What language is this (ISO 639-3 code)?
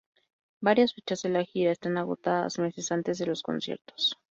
spa